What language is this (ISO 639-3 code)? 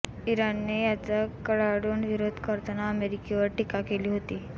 mar